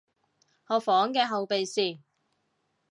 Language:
Cantonese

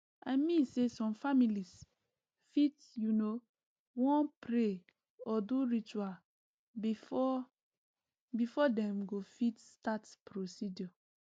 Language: Nigerian Pidgin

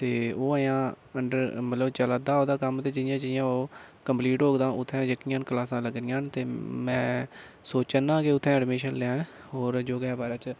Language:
Dogri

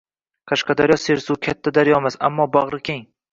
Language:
Uzbek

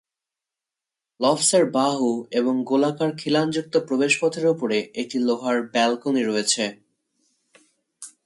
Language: Bangla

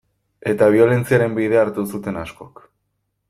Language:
Basque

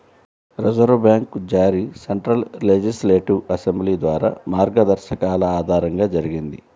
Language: Telugu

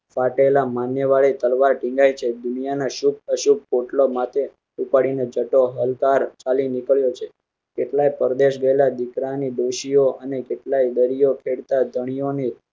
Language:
Gujarati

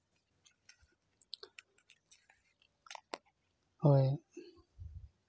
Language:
Santali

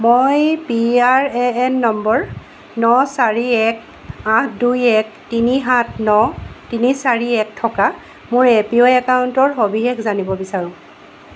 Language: Assamese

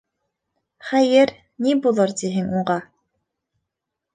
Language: Bashkir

